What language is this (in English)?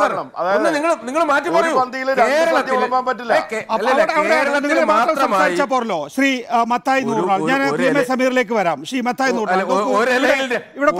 Malayalam